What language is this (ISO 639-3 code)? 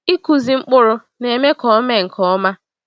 ibo